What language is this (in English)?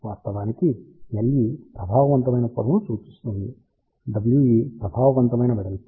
Telugu